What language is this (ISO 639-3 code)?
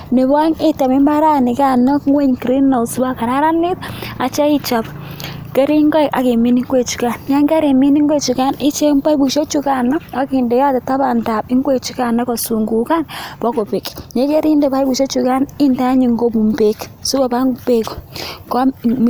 kln